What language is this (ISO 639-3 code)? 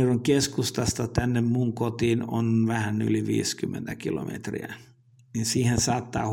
fin